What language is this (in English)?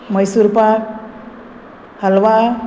Konkani